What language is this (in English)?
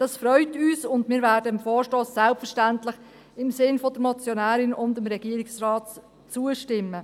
Swiss German